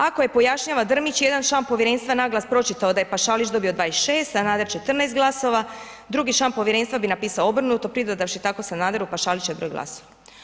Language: Croatian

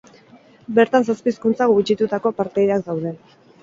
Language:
Basque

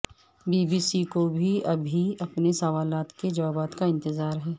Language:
Urdu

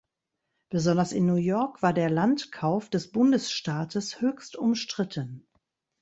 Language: German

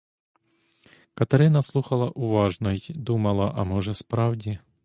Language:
Ukrainian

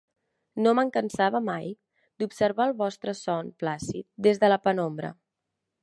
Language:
Catalan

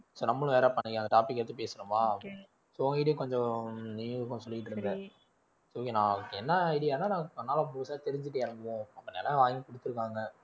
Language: Tamil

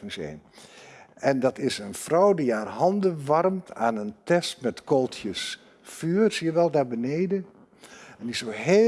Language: Dutch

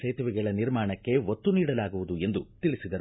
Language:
Kannada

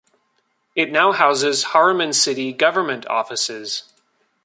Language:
English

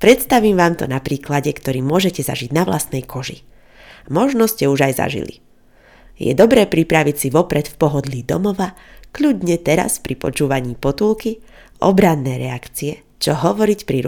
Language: Slovak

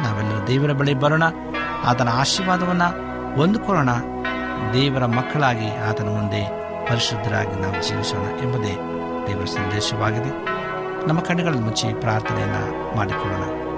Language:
Kannada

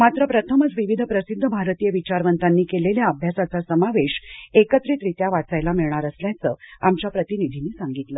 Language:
Marathi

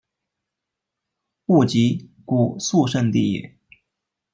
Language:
Chinese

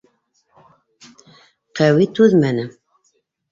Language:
Bashkir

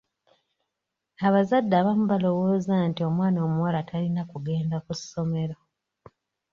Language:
Ganda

